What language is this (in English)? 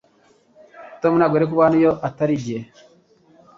Kinyarwanda